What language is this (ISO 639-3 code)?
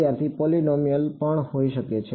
guj